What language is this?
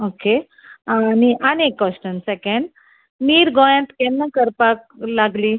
Konkani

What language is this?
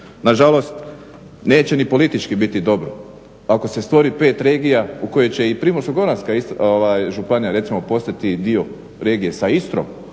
Croatian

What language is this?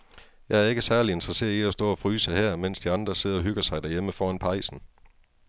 Danish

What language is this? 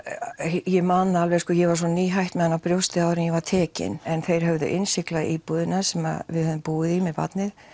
Icelandic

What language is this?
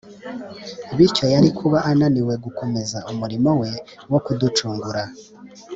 Kinyarwanda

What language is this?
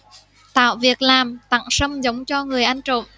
Vietnamese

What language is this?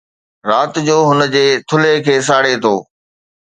Sindhi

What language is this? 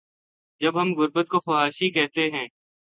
Urdu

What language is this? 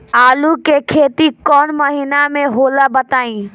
Bhojpuri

